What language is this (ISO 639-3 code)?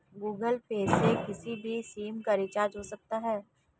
hin